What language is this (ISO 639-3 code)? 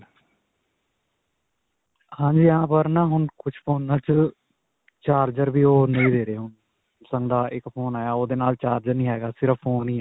pan